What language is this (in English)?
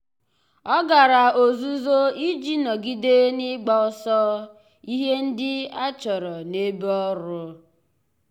Igbo